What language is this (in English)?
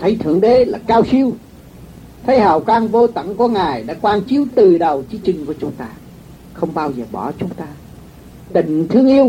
Vietnamese